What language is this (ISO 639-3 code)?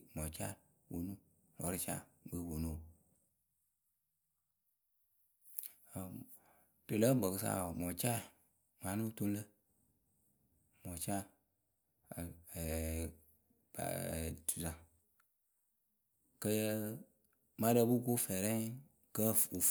keu